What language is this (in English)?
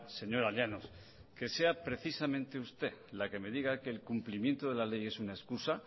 Spanish